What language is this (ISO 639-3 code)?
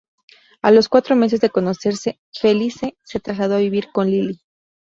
spa